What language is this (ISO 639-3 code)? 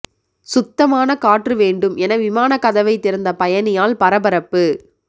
tam